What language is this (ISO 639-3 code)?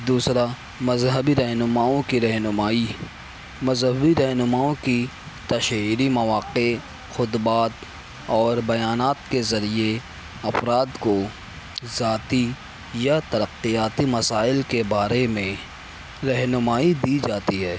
urd